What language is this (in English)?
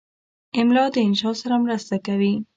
Pashto